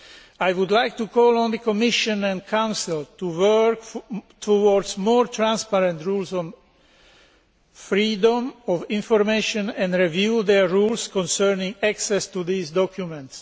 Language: English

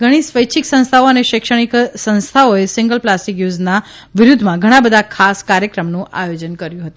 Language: Gujarati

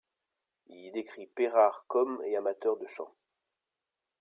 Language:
French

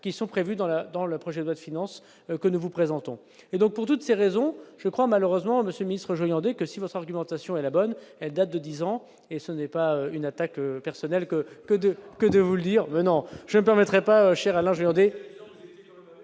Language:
French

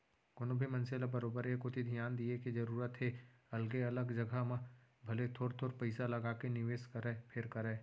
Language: Chhattisgarhi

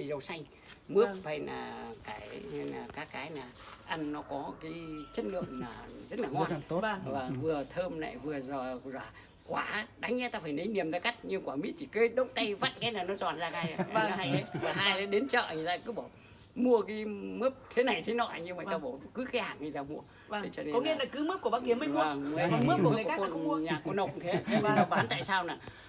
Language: Vietnamese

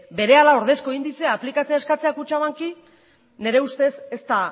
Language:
Basque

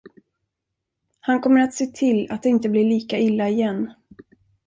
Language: Swedish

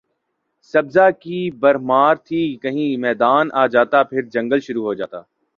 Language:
Urdu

